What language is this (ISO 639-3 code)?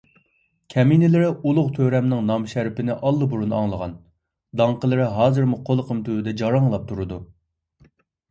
uig